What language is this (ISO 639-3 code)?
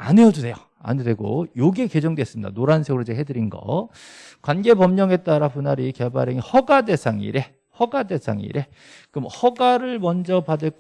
kor